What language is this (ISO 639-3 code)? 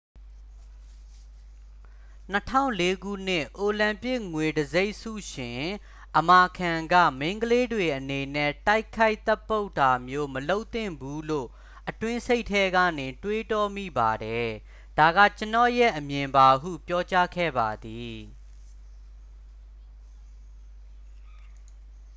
mya